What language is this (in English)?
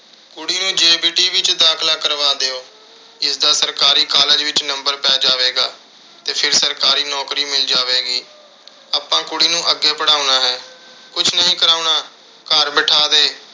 Punjabi